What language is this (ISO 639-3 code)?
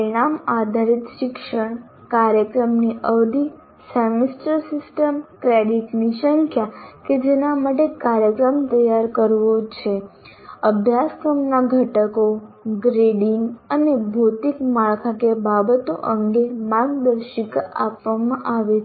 guj